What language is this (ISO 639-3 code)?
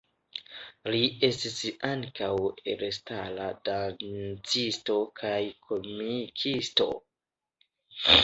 epo